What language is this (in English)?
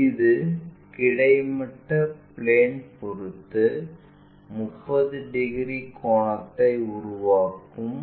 Tamil